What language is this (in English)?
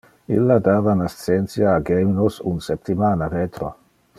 Interlingua